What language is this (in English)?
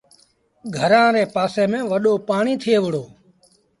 Sindhi Bhil